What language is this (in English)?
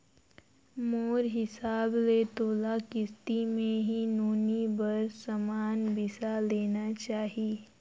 Chhattisgarhi